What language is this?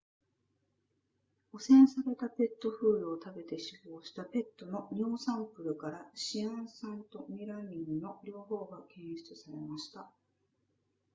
Japanese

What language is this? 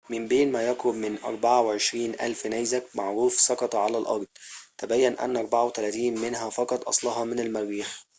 Arabic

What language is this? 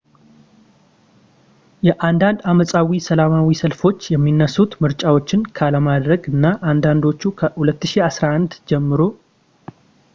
Amharic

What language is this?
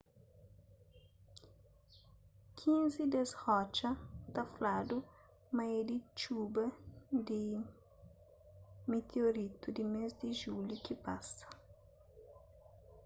Kabuverdianu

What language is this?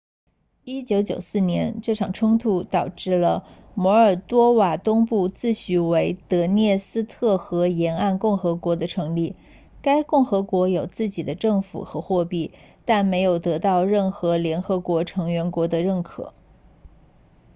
Chinese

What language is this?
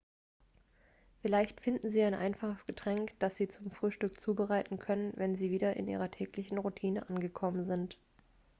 German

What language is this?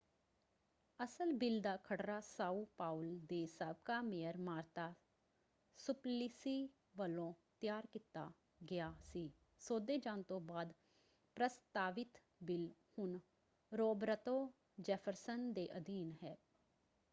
Punjabi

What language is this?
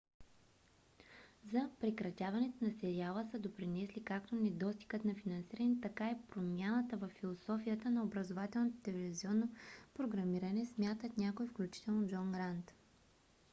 Bulgarian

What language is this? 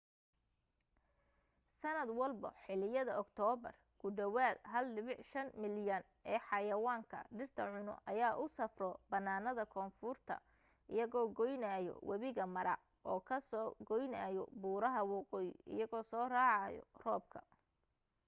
Somali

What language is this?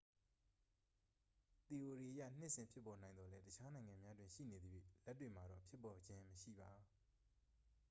Burmese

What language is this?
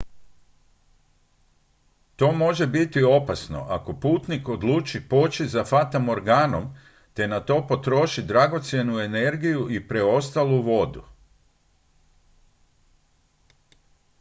Croatian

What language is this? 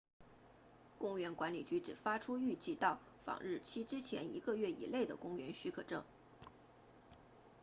Chinese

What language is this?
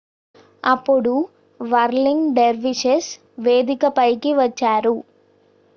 Telugu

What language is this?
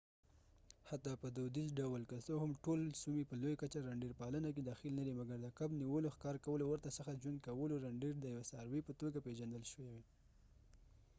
Pashto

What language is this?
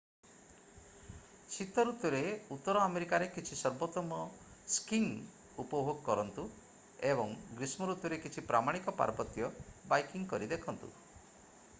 Odia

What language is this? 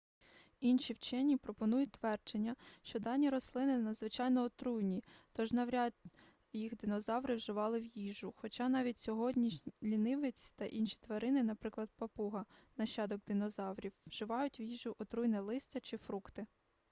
Ukrainian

